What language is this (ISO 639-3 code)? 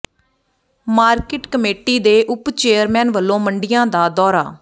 pan